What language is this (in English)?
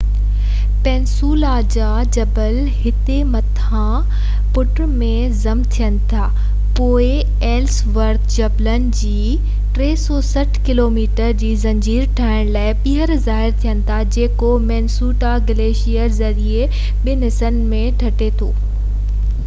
Sindhi